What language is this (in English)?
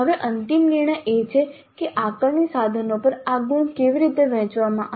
Gujarati